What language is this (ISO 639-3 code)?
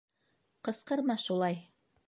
bak